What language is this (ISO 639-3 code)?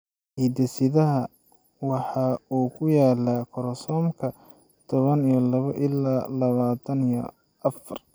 som